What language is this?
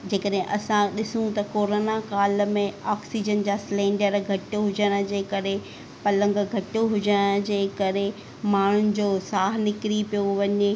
Sindhi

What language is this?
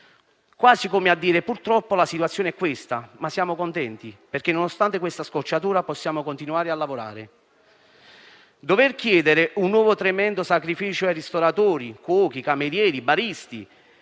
Italian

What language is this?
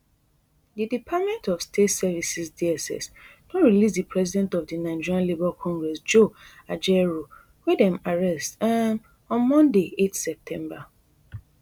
Nigerian Pidgin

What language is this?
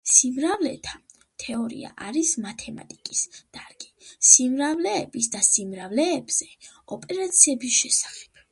Georgian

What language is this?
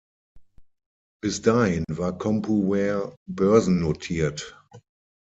German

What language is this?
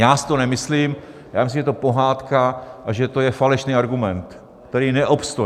Czech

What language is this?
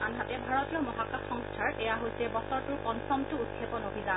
Assamese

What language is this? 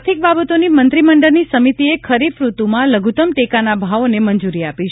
Gujarati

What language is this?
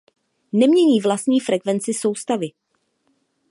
Czech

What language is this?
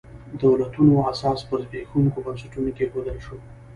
Pashto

